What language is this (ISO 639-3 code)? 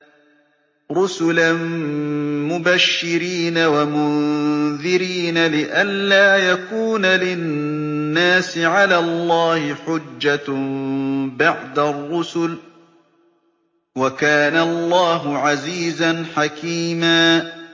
ara